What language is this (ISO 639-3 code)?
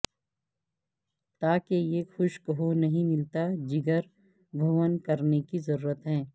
urd